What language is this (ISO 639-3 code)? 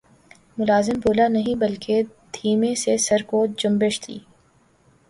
urd